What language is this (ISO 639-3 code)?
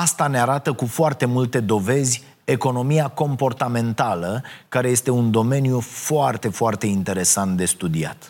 ron